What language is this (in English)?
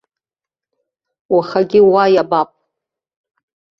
Abkhazian